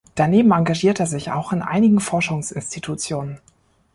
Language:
German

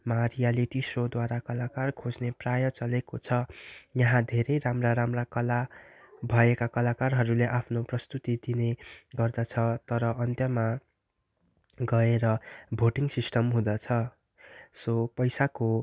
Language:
Nepali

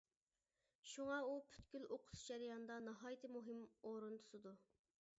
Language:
Uyghur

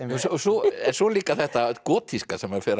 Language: Icelandic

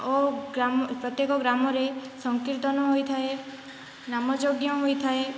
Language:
Odia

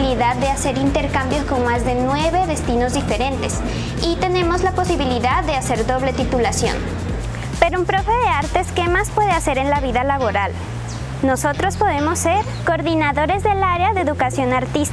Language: Spanish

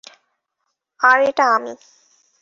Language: Bangla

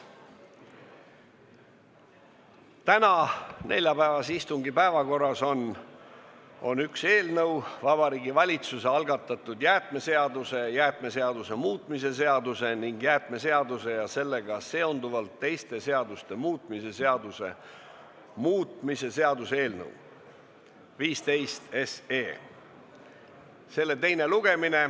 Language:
Estonian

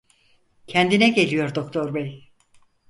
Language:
Turkish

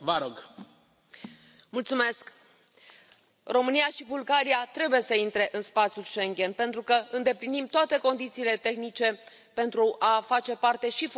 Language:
Romanian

